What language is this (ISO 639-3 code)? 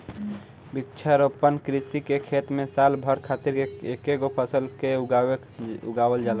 bho